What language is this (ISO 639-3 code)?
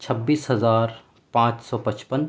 urd